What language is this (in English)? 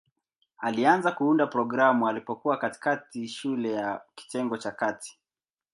Swahili